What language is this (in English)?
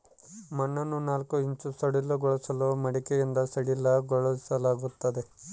Kannada